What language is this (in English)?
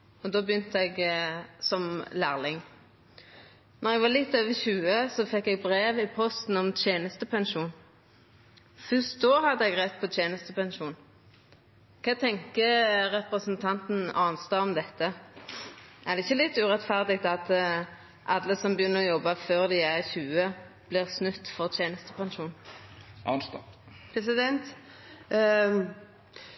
Norwegian Nynorsk